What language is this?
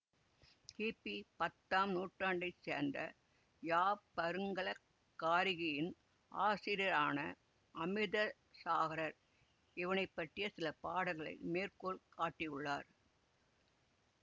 Tamil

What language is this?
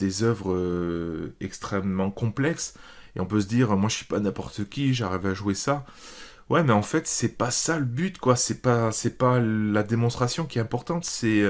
French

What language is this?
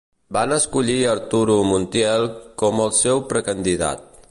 Catalan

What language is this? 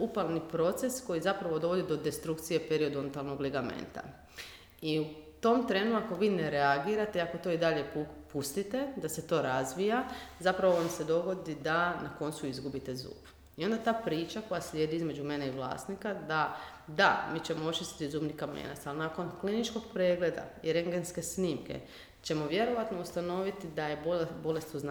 Croatian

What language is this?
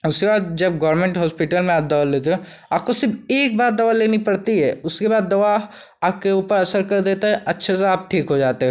Hindi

